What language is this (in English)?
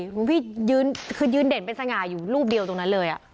Thai